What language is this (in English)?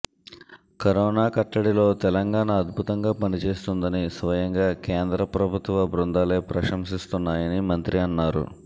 Telugu